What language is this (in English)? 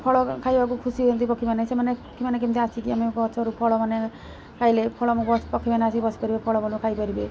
Odia